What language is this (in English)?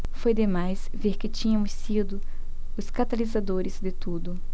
Portuguese